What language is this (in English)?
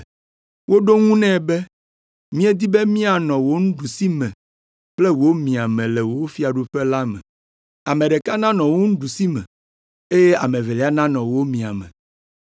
Ewe